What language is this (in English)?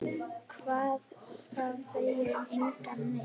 Icelandic